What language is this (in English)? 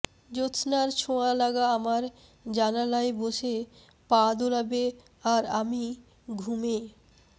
Bangla